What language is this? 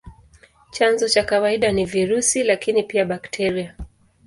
Swahili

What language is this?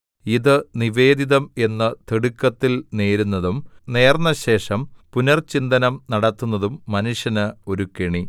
Malayalam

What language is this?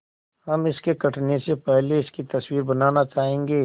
Hindi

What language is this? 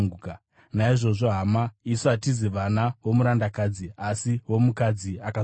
Shona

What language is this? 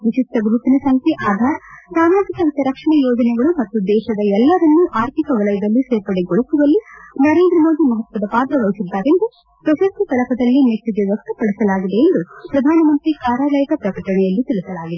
Kannada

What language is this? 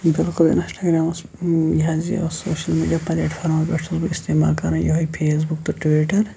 Kashmiri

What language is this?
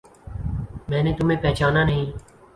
Urdu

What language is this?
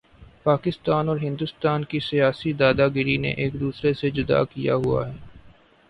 Urdu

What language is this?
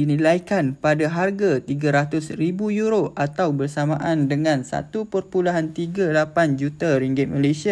Malay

